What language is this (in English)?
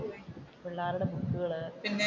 Malayalam